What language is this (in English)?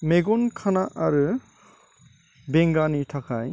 Bodo